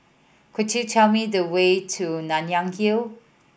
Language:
English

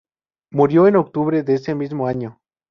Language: Spanish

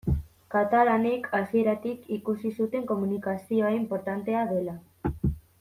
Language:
Basque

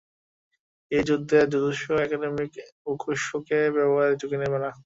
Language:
Bangla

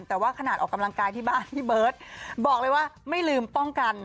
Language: Thai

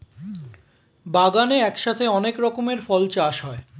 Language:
Bangla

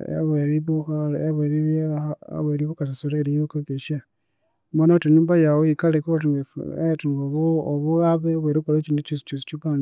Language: Konzo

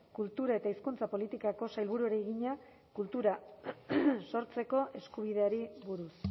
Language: Basque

